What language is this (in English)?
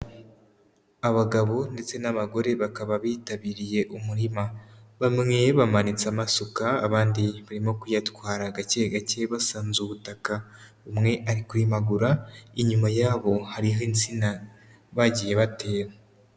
Kinyarwanda